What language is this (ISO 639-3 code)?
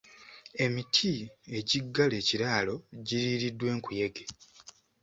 lug